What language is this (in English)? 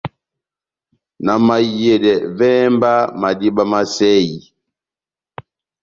Batanga